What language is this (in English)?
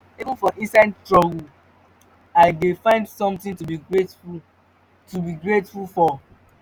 Nigerian Pidgin